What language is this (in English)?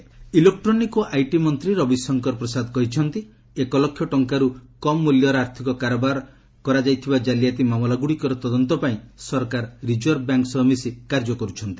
Odia